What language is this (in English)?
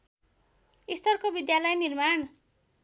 Nepali